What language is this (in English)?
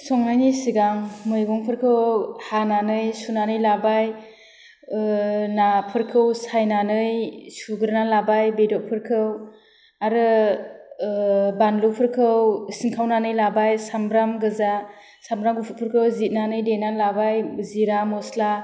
Bodo